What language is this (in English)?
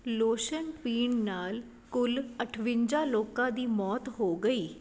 Punjabi